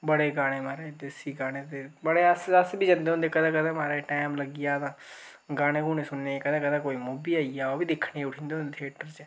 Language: Dogri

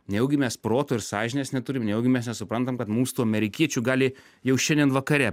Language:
Lithuanian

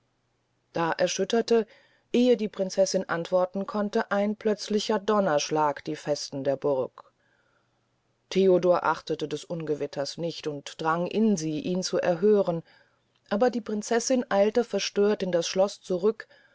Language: German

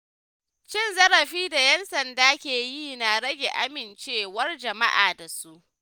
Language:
Hausa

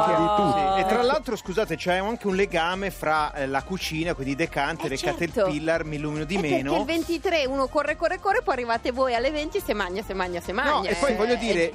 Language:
Italian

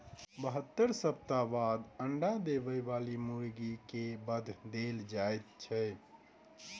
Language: Maithili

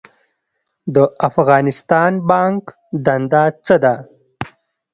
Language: Pashto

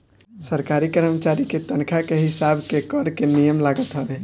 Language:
Bhojpuri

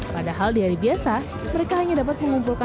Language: Indonesian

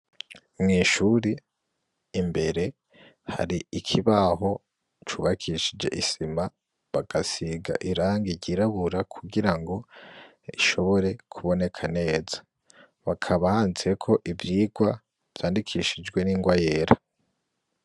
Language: Rundi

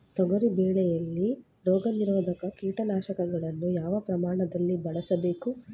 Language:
Kannada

